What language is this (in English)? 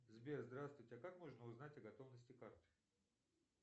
Russian